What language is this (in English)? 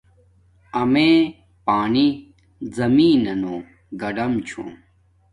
Domaaki